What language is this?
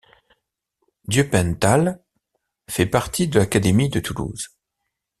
French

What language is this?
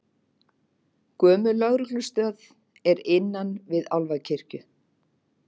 Icelandic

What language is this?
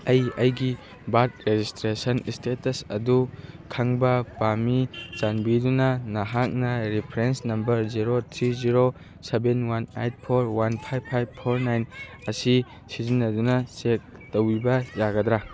Manipuri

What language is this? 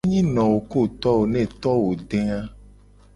Gen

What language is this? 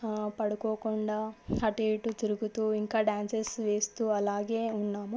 Telugu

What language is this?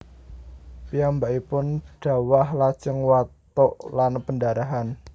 Javanese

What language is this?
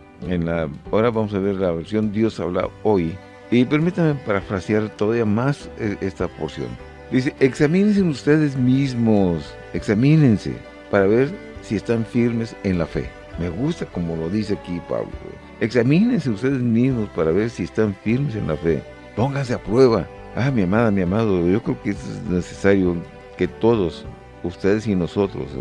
Spanish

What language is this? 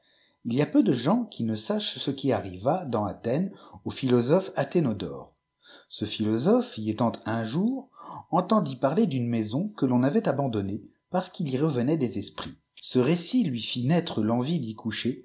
French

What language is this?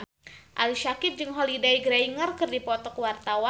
Sundanese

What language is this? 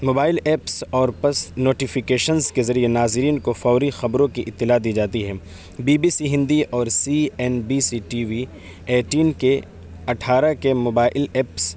Urdu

